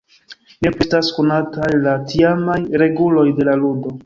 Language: Esperanto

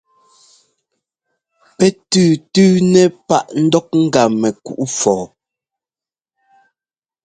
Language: Ngomba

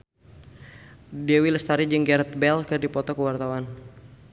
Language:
Sundanese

